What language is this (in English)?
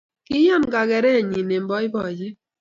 Kalenjin